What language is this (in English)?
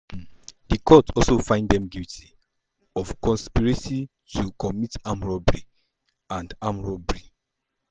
Nigerian Pidgin